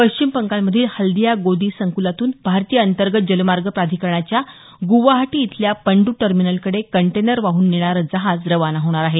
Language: Marathi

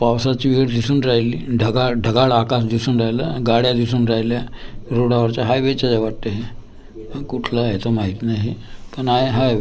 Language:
Marathi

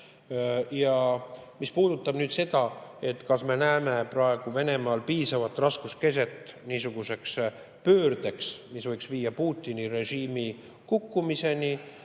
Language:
Estonian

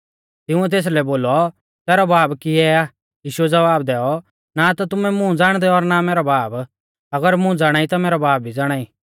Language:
Mahasu Pahari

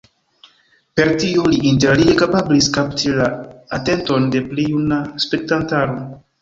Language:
Esperanto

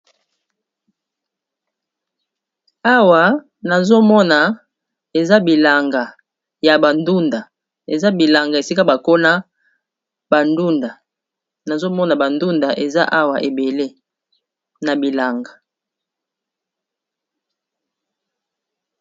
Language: Lingala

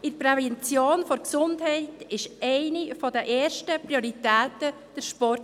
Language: Swiss German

